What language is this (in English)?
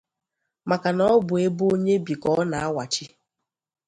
Igbo